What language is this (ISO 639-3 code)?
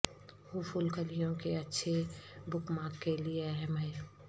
urd